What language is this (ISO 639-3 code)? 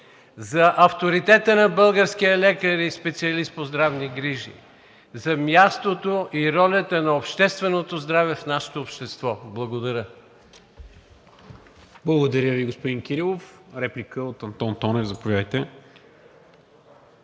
bul